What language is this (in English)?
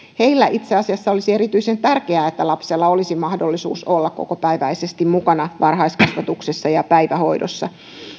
Finnish